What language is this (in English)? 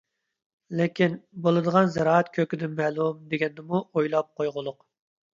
Uyghur